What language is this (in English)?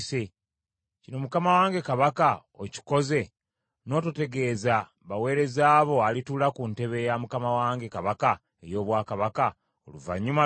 Ganda